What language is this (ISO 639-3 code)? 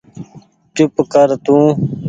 gig